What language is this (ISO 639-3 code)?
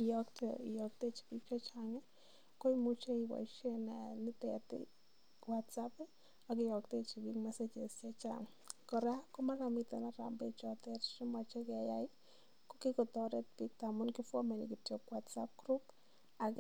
kln